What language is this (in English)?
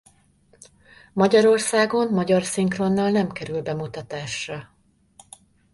Hungarian